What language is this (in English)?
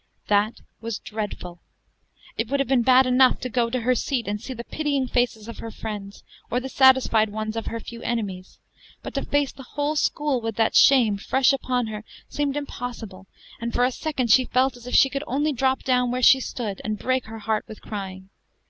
English